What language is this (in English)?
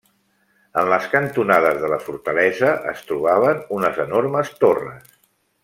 Catalan